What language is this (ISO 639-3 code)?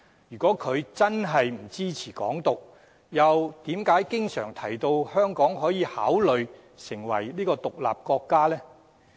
yue